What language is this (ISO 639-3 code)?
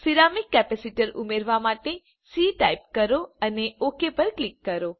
guj